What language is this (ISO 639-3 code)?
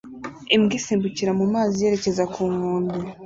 kin